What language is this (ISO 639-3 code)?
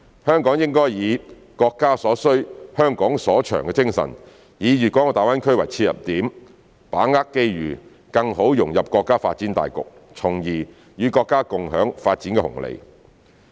yue